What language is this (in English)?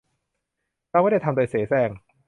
Thai